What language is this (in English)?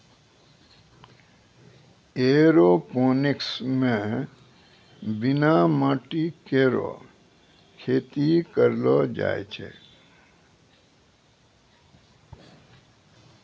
Maithili